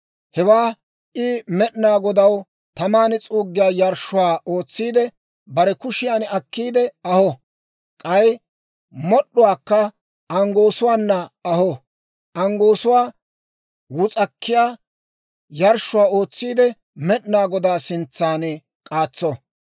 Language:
Dawro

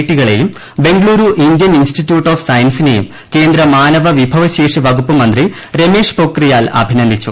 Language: Malayalam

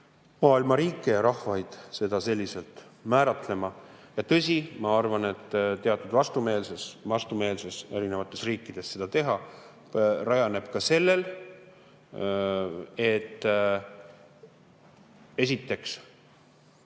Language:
Estonian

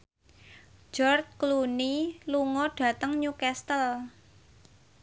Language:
Javanese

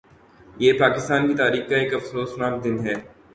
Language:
Urdu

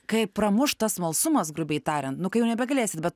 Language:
Lithuanian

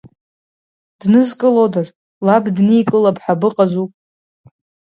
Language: Abkhazian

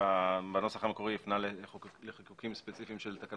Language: Hebrew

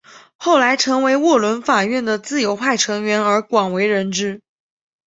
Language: Chinese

